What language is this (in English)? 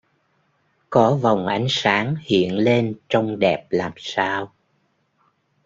Vietnamese